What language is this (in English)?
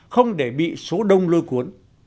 Vietnamese